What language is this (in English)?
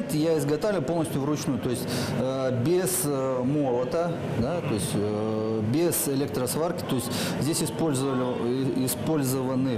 Russian